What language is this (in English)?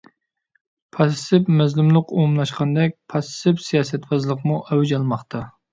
Uyghur